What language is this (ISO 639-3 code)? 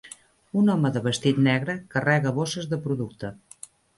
cat